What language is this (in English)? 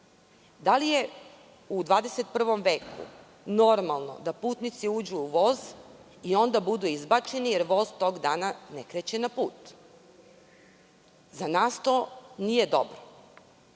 Serbian